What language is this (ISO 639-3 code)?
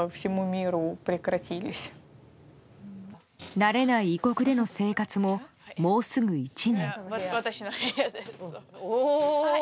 jpn